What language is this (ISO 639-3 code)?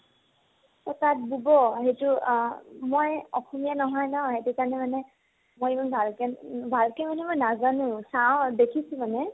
asm